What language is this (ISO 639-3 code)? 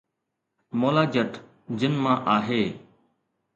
snd